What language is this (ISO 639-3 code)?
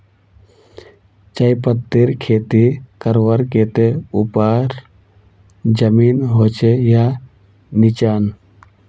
mag